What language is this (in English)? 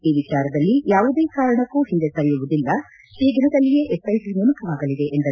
Kannada